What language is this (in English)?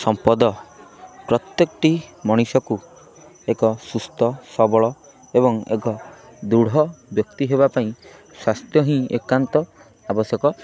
Odia